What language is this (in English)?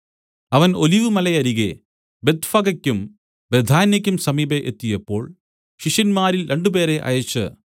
Malayalam